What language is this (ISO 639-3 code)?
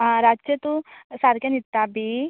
kok